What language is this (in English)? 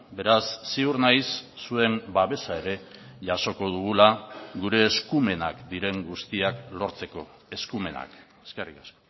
Basque